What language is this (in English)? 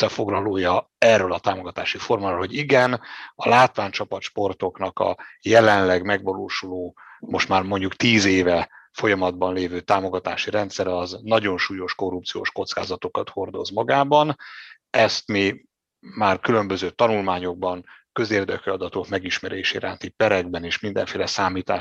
Hungarian